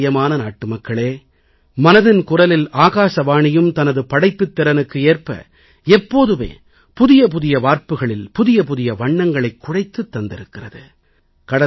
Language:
Tamil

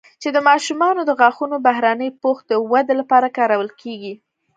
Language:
Pashto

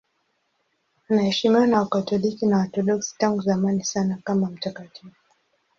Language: Swahili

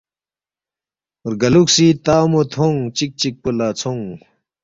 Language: Balti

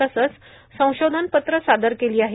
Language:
Marathi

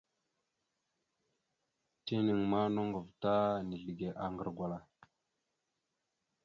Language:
Mada (Cameroon)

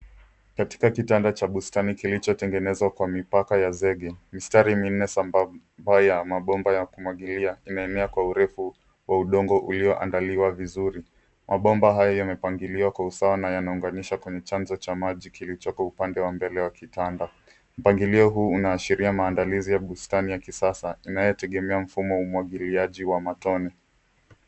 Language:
Swahili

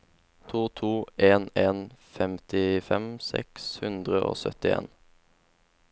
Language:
Norwegian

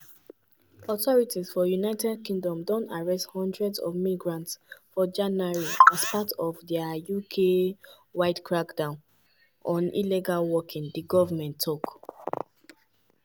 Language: Nigerian Pidgin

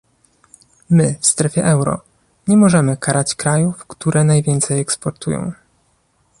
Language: Polish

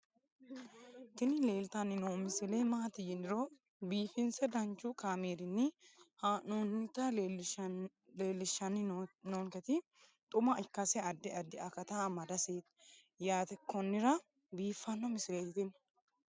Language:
Sidamo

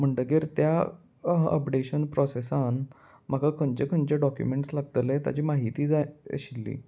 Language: Konkani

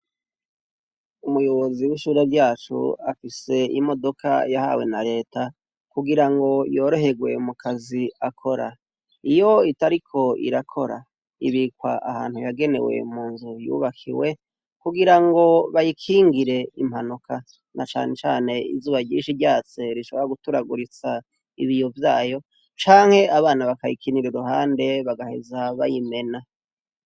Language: Rundi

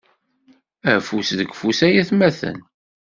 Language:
Kabyle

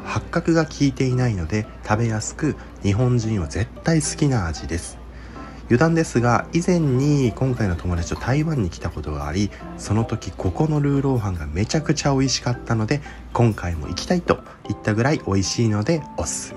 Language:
Japanese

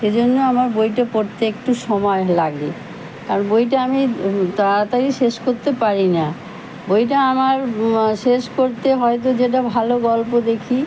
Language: Bangla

